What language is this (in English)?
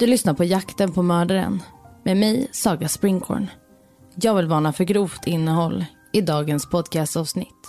Swedish